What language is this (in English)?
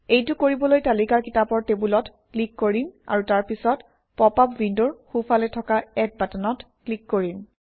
Assamese